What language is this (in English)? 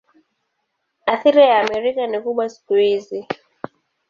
Swahili